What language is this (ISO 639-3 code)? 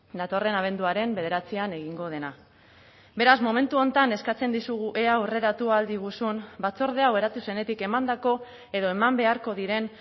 eus